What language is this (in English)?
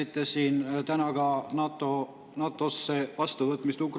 Estonian